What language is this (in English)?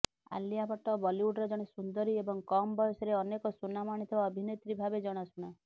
Odia